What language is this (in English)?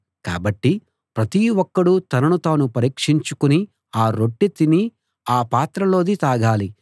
Telugu